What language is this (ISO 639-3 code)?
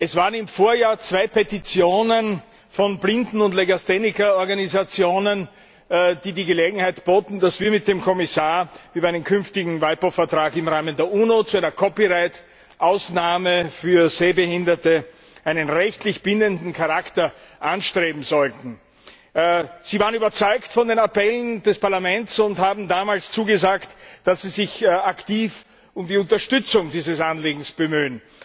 deu